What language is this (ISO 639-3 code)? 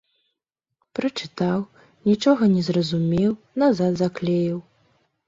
bel